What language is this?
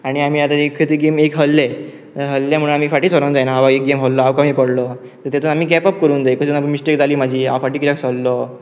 Konkani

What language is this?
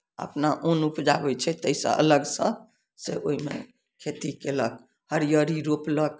Maithili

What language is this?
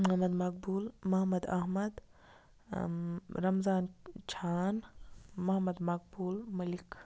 Kashmiri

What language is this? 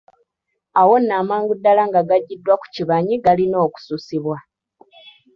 Ganda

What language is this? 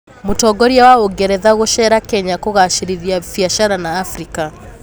Kikuyu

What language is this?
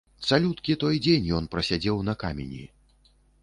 Belarusian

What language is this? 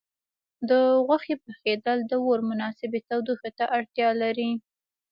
Pashto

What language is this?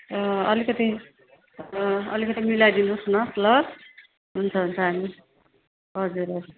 Nepali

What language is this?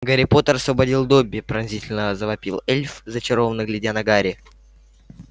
Russian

